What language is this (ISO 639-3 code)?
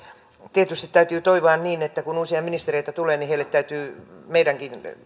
fin